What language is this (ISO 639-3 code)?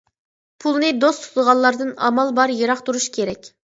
uig